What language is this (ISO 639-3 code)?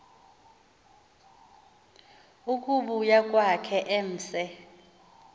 xho